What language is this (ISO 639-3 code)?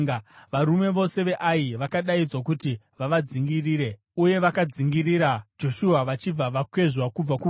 sna